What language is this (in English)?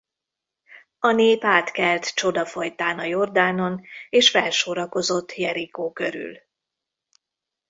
Hungarian